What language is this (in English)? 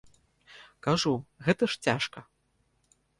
Belarusian